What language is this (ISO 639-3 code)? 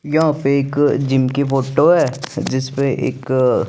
hin